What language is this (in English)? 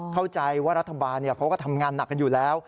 Thai